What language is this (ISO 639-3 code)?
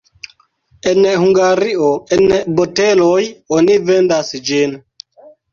epo